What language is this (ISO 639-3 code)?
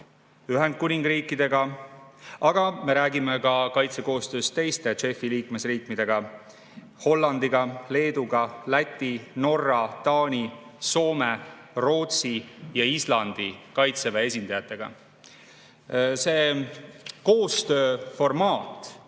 est